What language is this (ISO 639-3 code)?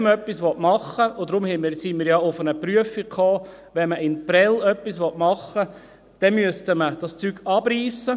gsw